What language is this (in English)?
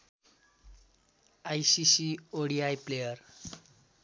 Nepali